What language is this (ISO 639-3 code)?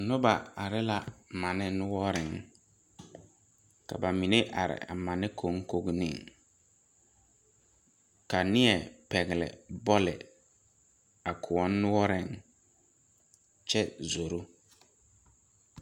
dga